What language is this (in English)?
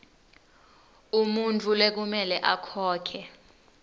Swati